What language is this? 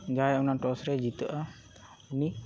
Santali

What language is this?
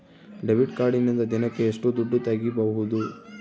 Kannada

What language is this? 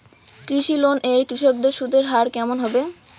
Bangla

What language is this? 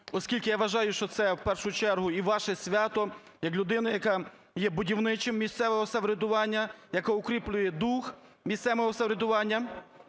Ukrainian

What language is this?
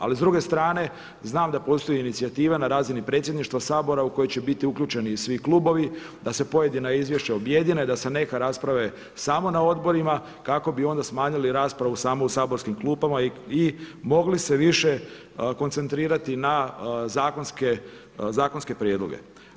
Croatian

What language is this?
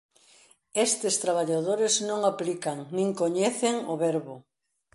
Galician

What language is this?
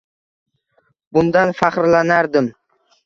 Uzbek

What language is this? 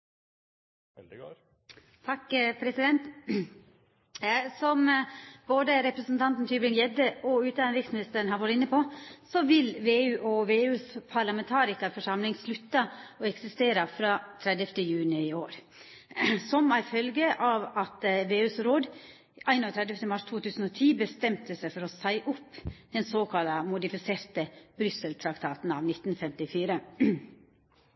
Norwegian Nynorsk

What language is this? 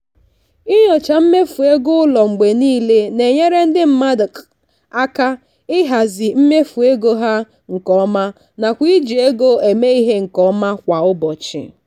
Igbo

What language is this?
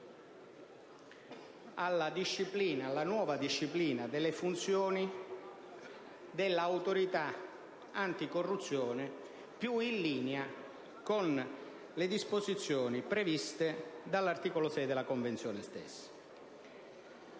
Italian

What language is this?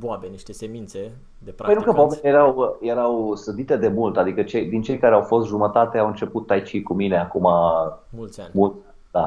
Romanian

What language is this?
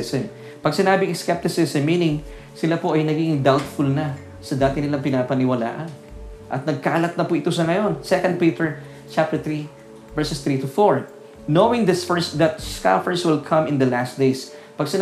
Filipino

